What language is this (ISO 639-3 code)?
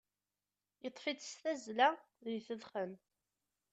kab